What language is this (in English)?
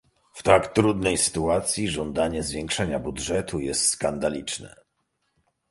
Polish